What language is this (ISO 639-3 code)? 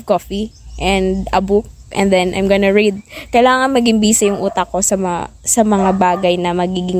fil